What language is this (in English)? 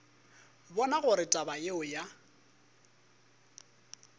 Northern Sotho